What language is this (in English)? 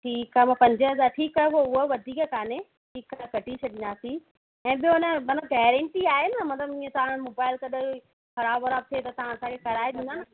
Sindhi